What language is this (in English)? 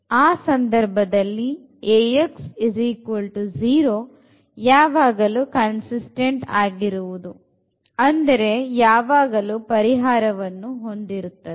Kannada